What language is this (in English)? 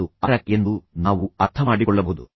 Kannada